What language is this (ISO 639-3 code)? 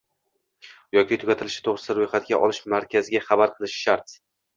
uzb